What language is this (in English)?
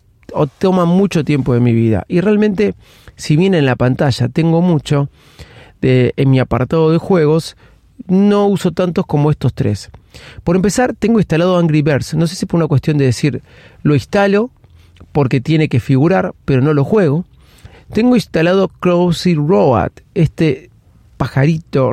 Spanish